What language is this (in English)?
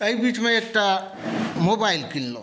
Maithili